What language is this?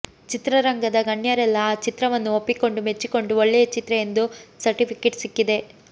Kannada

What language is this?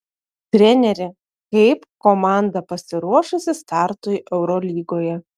Lithuanian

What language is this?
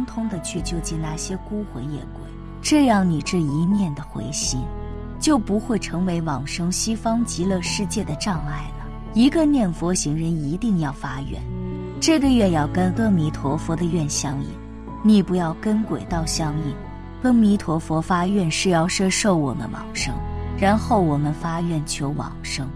Chinese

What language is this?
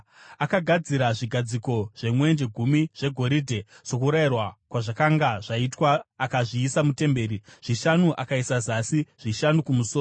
Shona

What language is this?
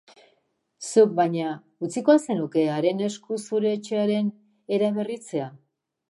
Basque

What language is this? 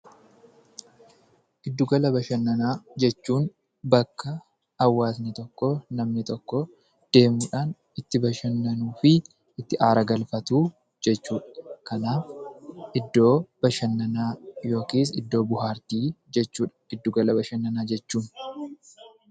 Oromo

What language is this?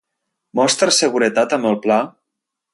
Catalan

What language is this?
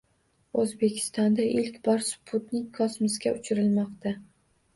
Uzbek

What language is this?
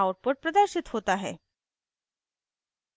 Hindi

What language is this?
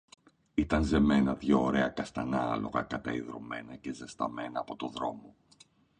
Greek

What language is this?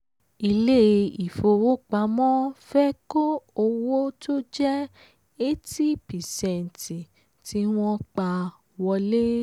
Yoruba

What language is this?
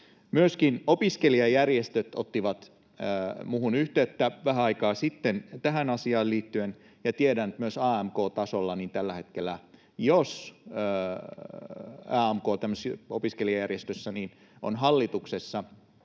Finnish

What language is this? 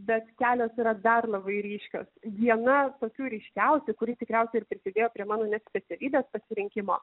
Lithuanian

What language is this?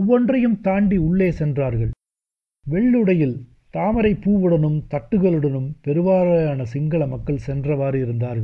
Tamil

